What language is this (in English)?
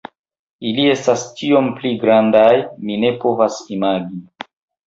Esperanto